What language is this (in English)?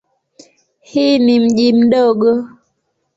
Swahili